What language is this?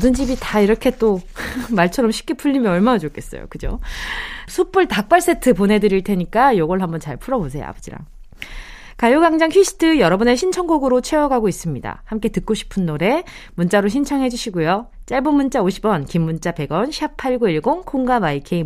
Korean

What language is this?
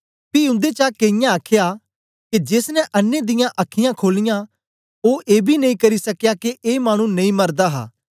Dogri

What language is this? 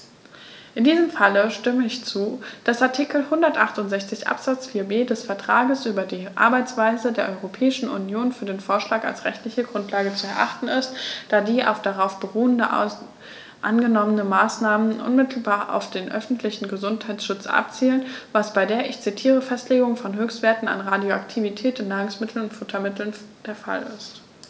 German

